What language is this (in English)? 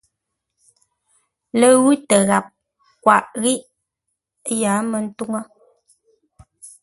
Ngombale